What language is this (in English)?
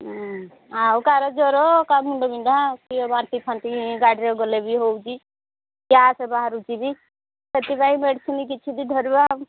Odia